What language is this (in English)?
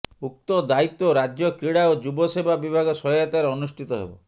Odia